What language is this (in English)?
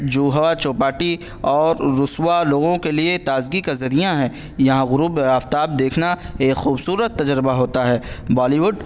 Urdu